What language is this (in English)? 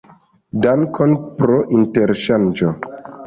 Esperanto